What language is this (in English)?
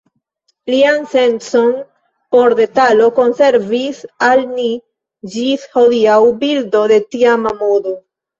Esperanto